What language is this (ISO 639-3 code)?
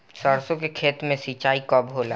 bho